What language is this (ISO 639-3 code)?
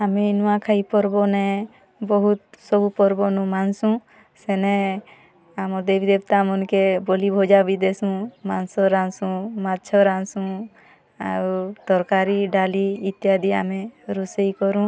ori